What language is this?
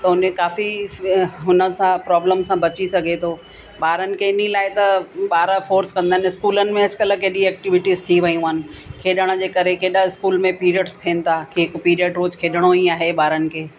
Sindhi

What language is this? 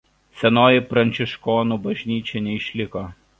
Lithuanian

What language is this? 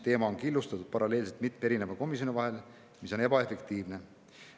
Estonian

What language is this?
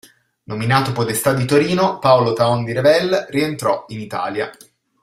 Italian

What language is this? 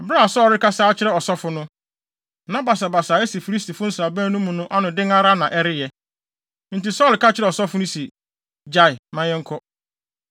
Akan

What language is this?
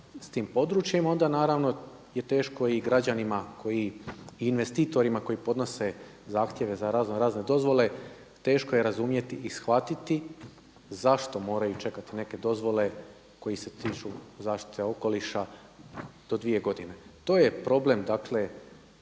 Croatian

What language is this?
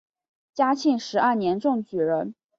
Chinese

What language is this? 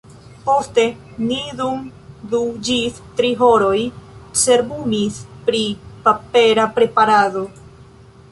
Esperanto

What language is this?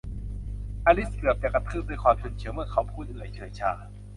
Thai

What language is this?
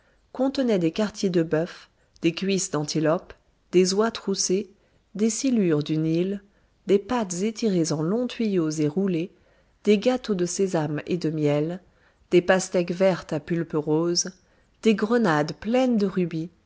French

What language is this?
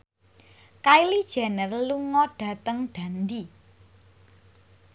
Javanese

